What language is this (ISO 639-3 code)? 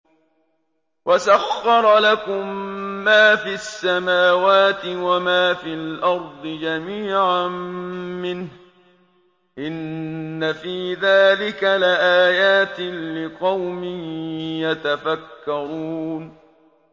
ara